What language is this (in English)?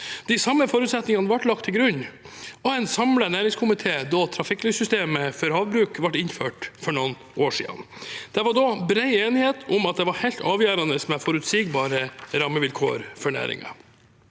Norwegian